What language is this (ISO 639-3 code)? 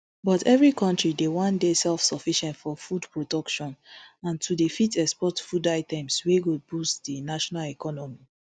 pcm